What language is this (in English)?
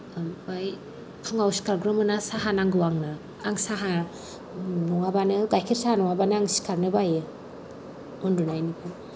Bodo